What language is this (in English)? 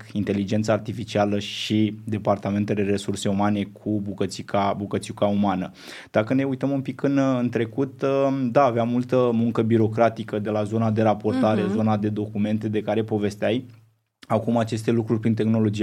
Romanian